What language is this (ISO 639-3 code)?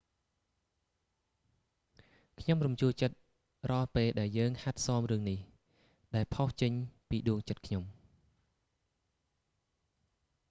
khm